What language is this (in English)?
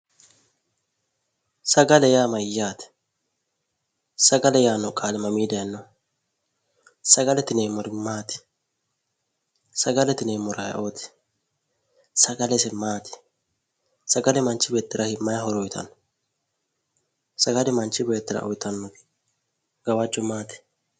Sidamo